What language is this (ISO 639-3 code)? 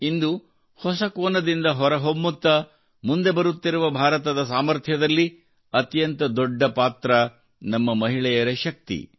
kan